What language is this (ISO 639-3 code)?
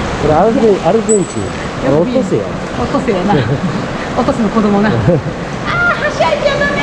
jpn